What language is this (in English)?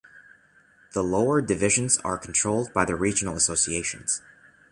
English